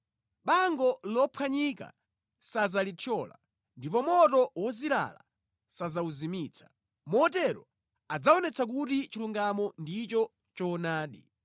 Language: Nyanja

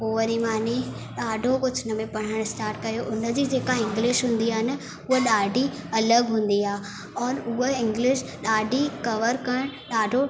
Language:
Sindhi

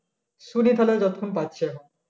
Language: Bangla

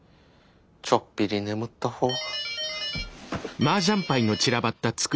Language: Japanese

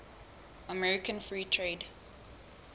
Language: Southern Sotho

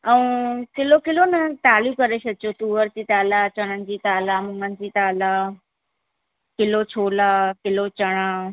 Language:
Sindhi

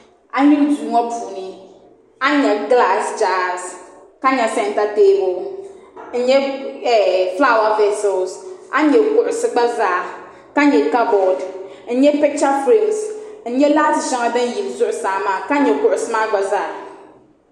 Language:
Dagbani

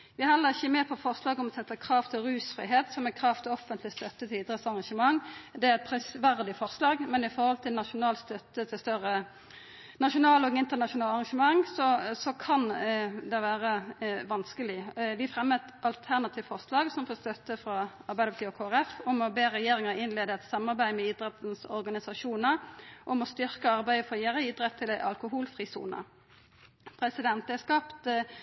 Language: Norwegian Nynorsk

